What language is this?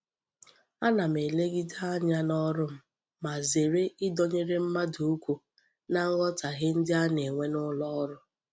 Igbo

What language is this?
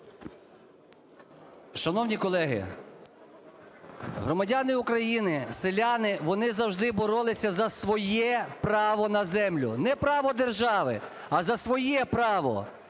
Ukrainian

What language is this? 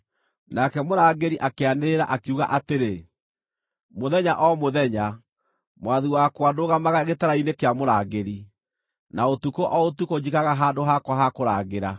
Kikuyu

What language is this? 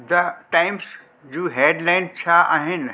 Sindhi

